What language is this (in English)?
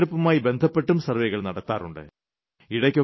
Malayalam